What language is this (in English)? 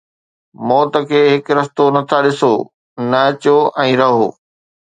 Sindhi